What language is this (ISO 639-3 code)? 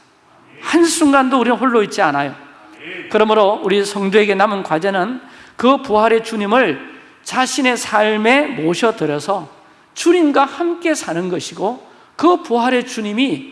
kor